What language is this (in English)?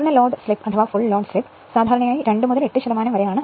Malayalam